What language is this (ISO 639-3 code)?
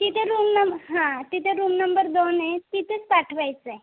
mar